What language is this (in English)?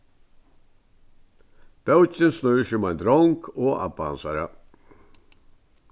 Faroese